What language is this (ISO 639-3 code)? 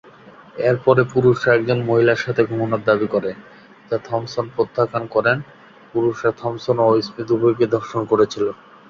ben